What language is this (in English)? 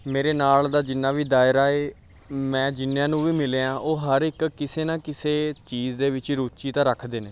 Punjabi